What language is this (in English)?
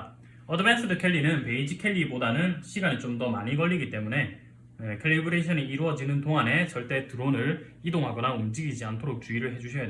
Korean